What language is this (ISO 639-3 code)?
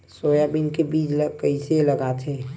hne